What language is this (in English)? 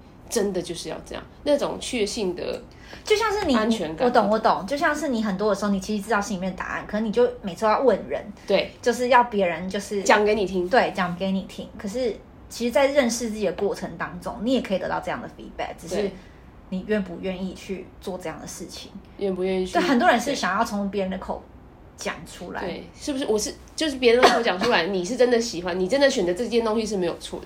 Chinese